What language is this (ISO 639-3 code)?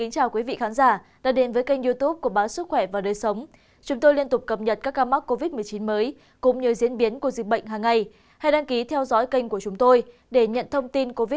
vie